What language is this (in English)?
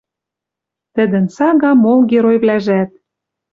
Western Mari